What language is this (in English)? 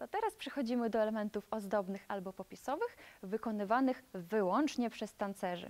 Polish